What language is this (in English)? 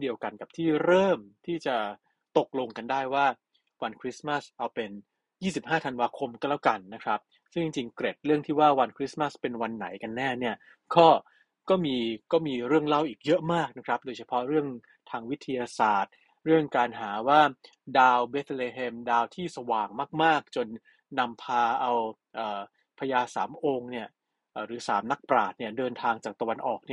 Thai